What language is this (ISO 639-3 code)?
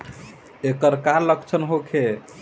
bho